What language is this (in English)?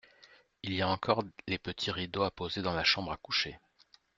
French